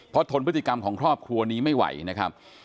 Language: Thai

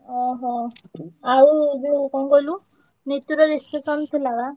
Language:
Odia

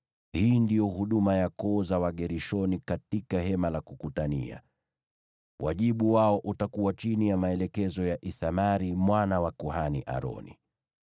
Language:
Swahili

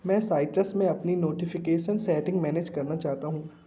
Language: Hindi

